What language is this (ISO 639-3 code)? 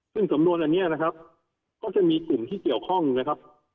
tha